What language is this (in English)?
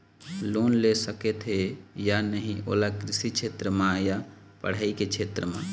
Chhattisgarhi